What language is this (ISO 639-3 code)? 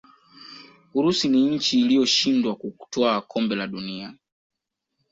swa